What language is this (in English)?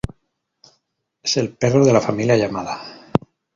Spanish